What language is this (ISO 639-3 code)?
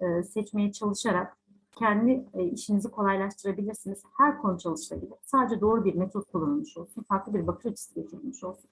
tur